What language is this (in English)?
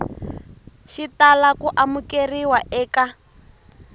Tsonga